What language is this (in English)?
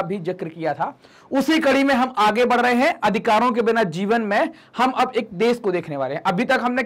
Hindi